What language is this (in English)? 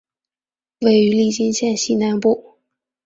Chinese